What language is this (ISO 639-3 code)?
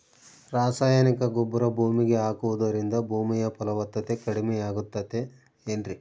kan